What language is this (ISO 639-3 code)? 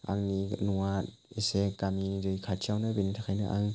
brx